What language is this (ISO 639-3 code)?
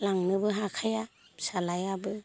brx